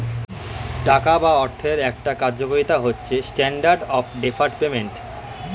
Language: Bangla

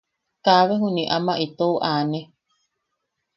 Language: Yaqui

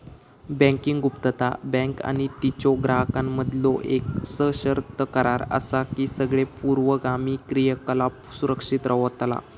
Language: Marathi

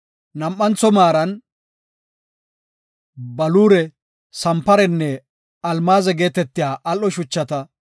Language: Gofa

